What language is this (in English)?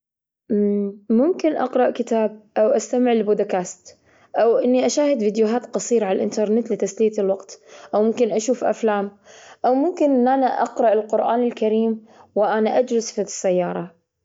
Gulf Arabic